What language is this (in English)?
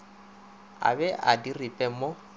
Northern Sotho